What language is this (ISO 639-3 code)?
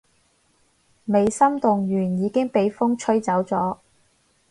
yue